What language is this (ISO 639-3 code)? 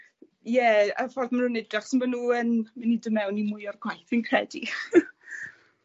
cym